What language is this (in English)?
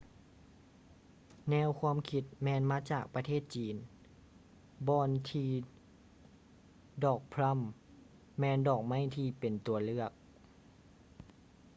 Lao